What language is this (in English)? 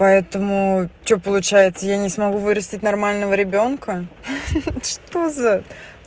Russian